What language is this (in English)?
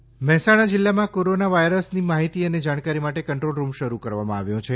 Gujarati